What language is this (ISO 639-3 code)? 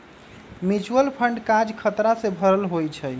mag